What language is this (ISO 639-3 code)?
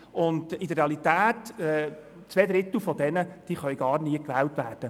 gsw